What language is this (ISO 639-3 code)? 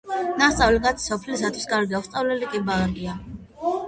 kat